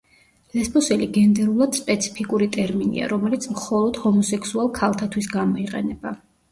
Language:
Georgian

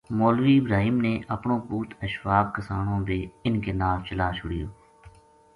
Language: Gujari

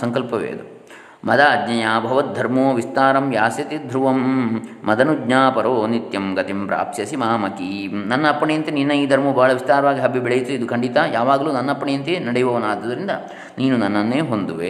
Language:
Kannada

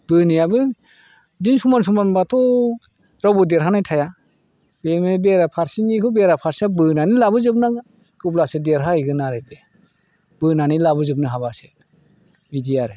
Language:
Bodo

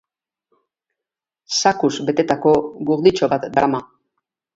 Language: Basque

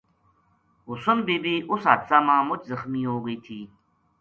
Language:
Gujari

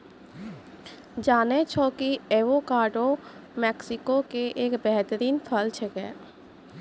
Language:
Maithili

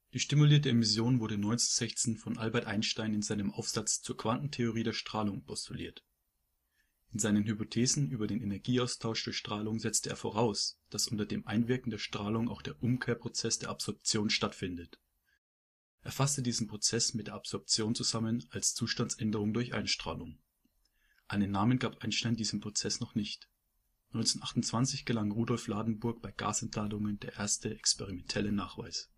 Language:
German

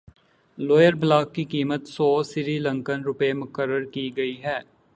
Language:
Urdu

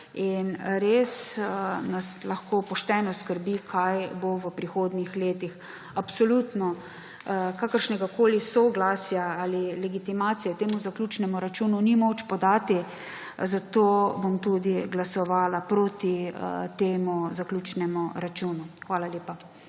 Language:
Slovenian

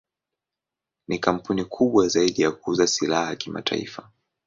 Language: Swahili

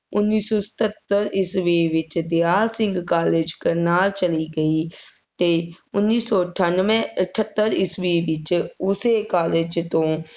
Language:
Punjabi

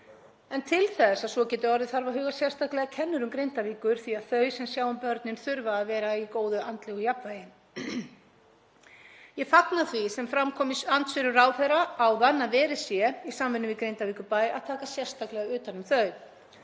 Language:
Icelandic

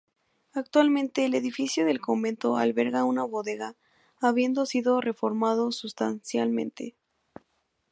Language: Spanish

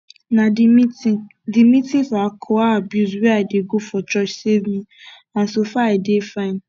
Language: Nigerian Pidgin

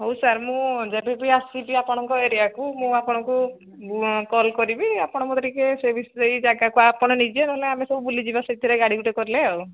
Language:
Odia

